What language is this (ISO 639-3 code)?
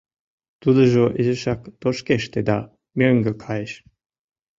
chm